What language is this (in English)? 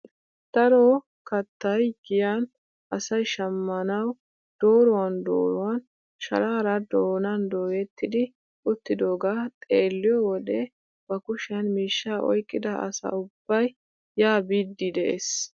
Wolaytta